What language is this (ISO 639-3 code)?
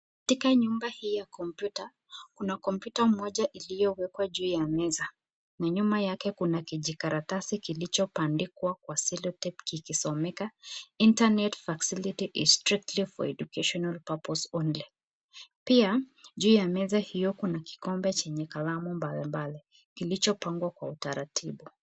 swa